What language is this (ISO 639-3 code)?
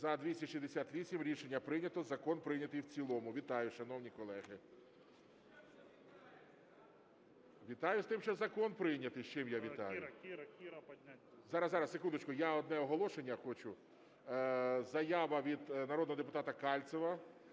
ukr